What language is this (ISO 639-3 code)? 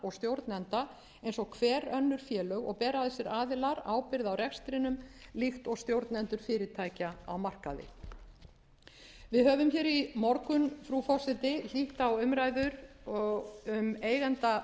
isl